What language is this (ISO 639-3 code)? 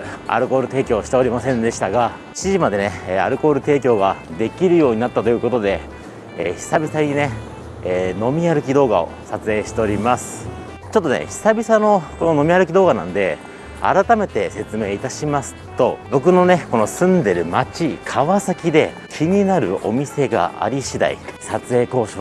jpn